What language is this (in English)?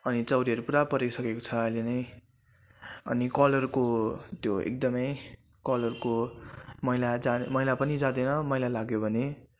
Nepali